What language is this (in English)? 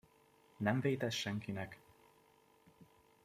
Hungarian